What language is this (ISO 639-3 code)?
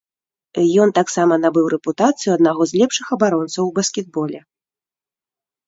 bel